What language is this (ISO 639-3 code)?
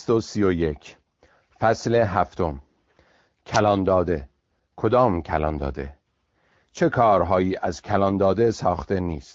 fas